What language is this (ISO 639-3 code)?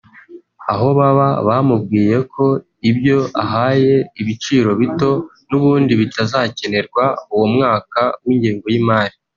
kin